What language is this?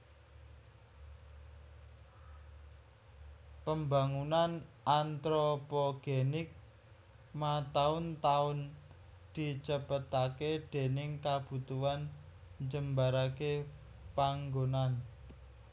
Javanese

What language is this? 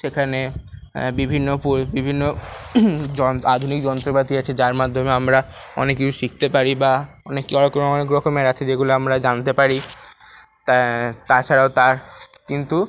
Bangla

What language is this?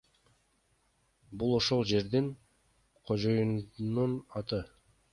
Kyrgyz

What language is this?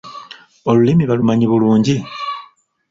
Ganda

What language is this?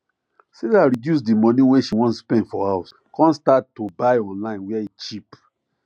Nigerian Pidgin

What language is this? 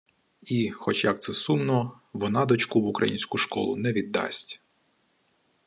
Ukrainian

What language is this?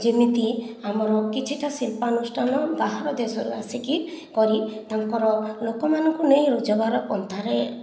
Odia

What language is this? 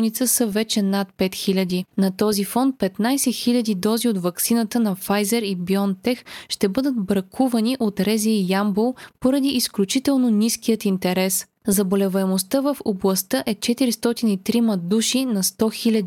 Bulgarian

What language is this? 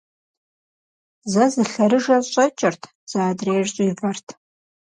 Kabardian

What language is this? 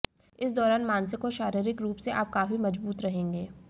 Hindi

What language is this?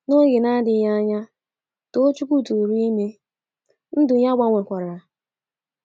Igbo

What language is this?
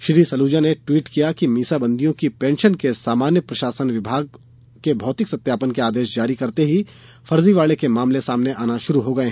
Hindi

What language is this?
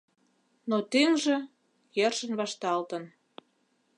Mari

